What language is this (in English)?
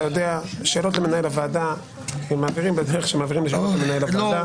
Hebrew